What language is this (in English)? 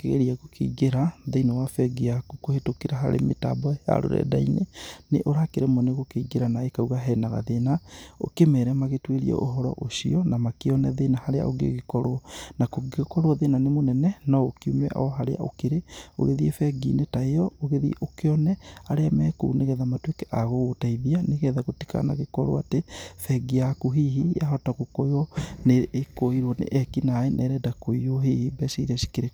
Kikuyu